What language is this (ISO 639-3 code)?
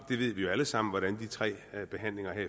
dan